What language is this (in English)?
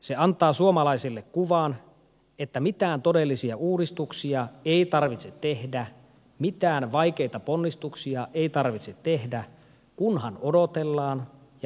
Finnish